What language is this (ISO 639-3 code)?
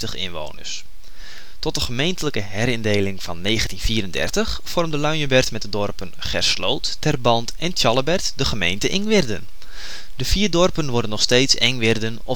nld